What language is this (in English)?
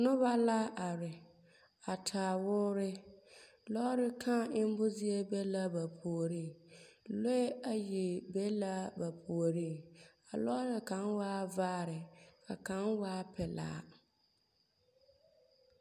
Southern Dagaare